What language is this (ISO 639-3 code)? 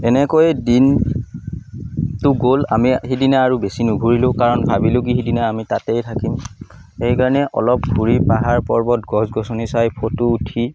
asm